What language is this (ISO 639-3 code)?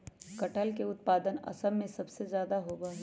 mag